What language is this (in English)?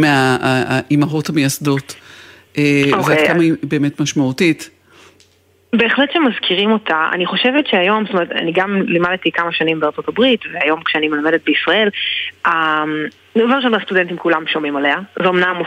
Hebrew